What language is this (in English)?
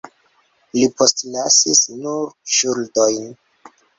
Esperanto